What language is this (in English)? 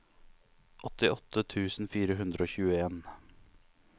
Norwegian